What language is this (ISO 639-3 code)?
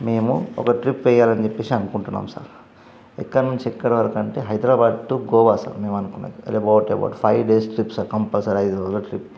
tel